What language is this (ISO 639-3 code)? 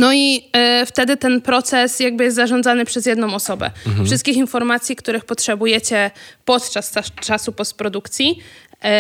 pol